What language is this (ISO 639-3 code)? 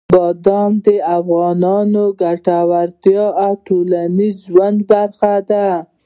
pus